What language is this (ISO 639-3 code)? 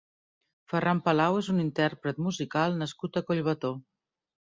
cat